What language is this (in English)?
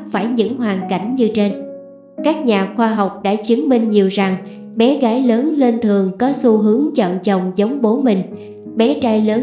Vietnamese